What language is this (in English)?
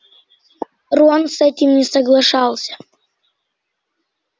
Russian